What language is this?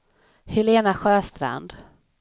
Swedish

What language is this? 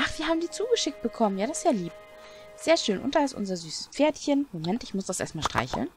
German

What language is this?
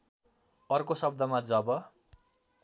Nepali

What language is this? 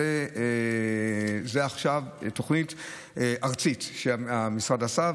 Hebrew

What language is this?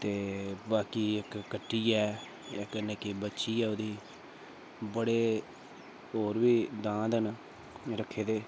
Dogri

